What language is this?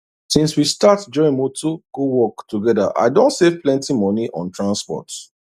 Nigerian Pidgin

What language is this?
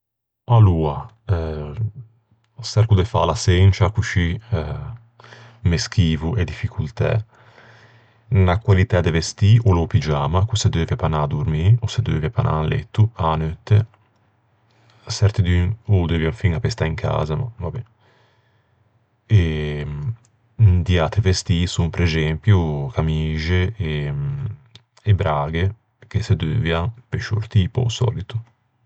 Ligurian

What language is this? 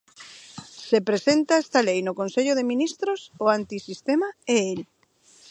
Galician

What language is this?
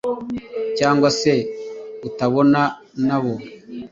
Kinyarwanda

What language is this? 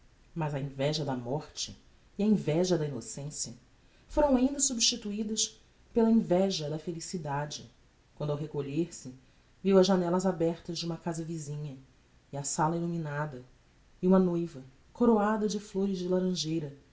Portuguese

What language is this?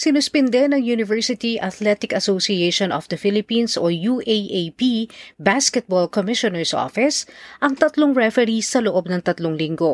Filipino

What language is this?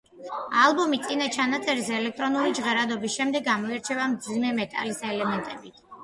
Georgian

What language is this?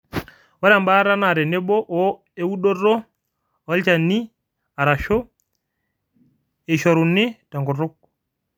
Masai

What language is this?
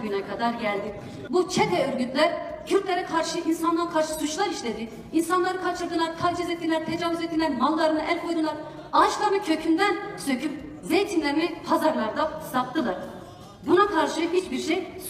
Turkish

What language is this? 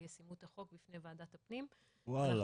Hebrew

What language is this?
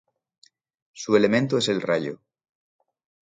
Spanish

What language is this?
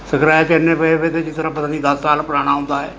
Punjabi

